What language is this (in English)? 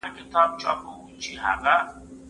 Pashto